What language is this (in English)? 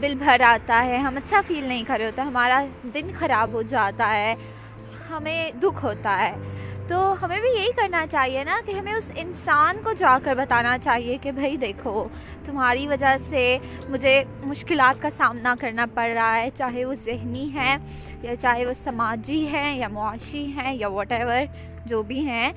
Urdu